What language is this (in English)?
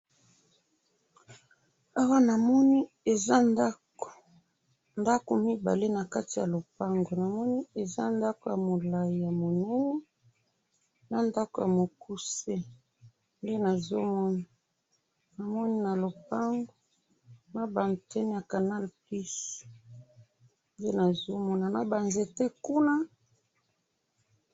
Lingala